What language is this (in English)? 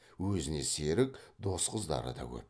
Kazakh